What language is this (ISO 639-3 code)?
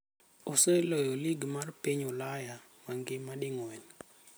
luo